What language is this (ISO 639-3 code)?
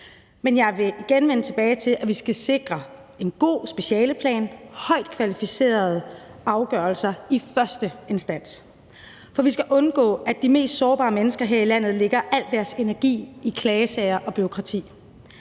dan